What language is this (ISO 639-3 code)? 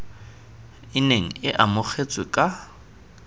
tsn